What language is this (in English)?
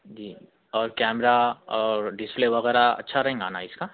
Urdu